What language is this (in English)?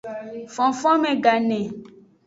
Aja (Benin)